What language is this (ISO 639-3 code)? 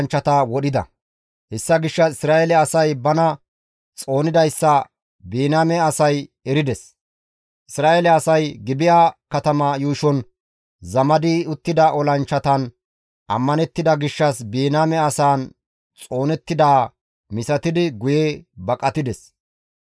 gmv